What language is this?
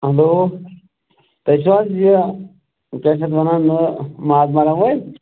Kashmiri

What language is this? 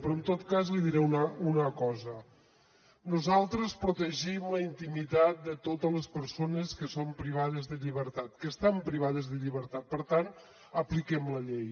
Catalan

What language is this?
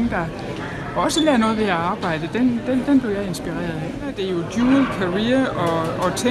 Danish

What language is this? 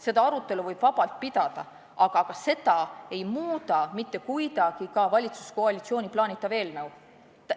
Estonian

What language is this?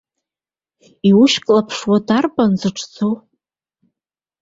Abkhazian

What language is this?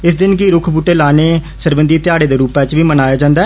Dogri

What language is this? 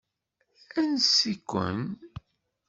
Kabyle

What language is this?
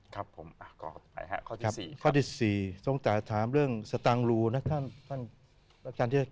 Thai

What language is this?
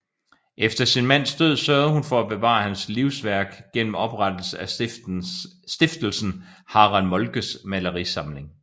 Danish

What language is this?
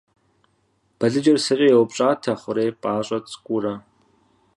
Kabardian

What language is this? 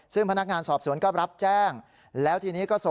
Thai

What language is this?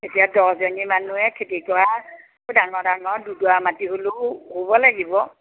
Assamese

